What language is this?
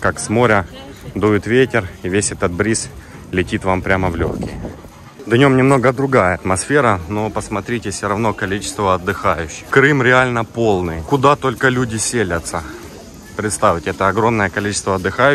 Russian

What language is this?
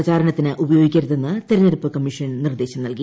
Malayalam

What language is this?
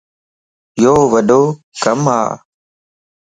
Lasi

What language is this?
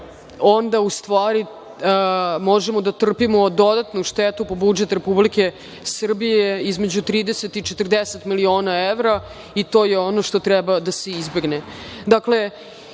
Serbian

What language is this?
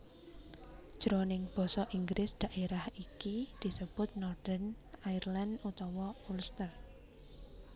Javanese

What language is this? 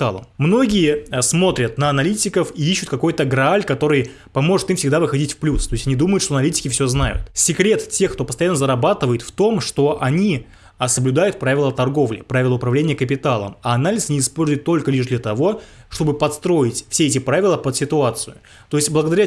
Russian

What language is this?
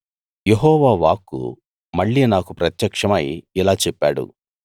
Telugu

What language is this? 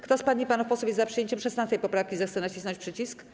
Polish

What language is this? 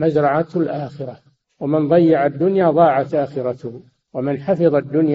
Arabic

